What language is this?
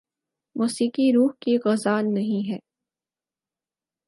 Urdu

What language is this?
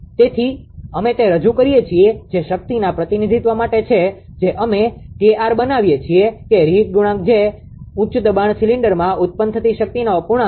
Gujarati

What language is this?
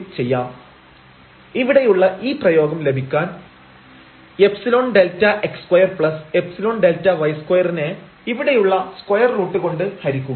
Malayalam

